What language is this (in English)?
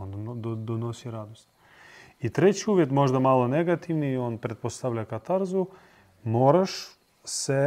Croatian